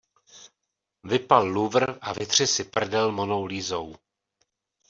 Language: Czech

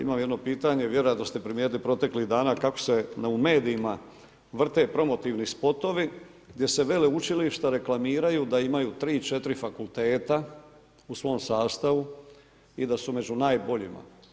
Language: Croatian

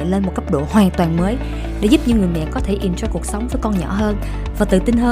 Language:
Vietnamese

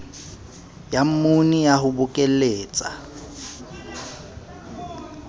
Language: Southern Sotho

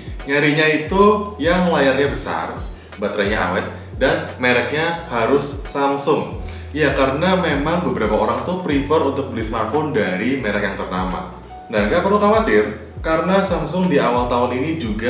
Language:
Indonesian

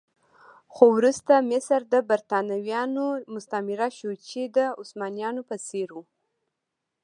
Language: Pashto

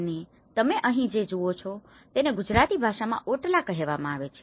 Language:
Gujarati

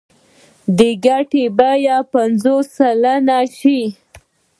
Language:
Pashto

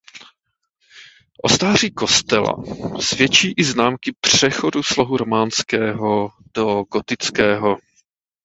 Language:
Czech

